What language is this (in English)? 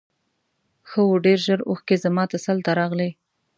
Pashto